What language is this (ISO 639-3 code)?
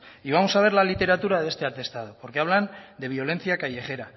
spa